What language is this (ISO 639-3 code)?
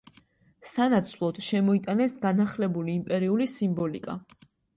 kat